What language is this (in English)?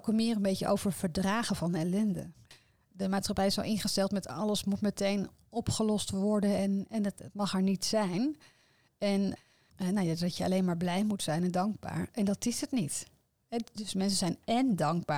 Dutch